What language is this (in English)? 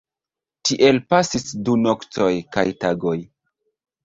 Esperanto